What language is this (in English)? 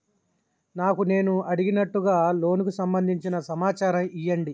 Telugu